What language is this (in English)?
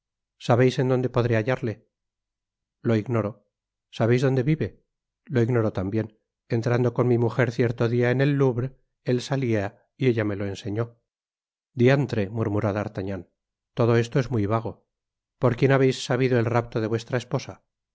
Spanish